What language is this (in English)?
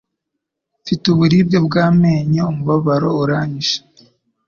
Kinyarwanda